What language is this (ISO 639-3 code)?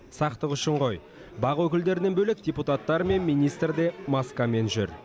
kaz